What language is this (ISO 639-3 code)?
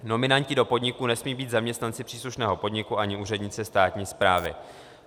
ces